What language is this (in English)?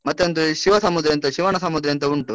Kannada